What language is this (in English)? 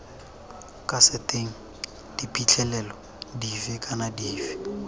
Tswana